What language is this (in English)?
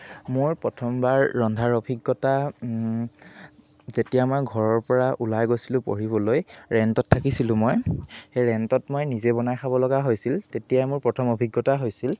Assamese